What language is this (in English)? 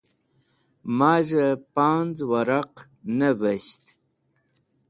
Wakhi